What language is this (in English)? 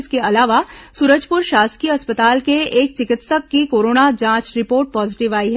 Hindi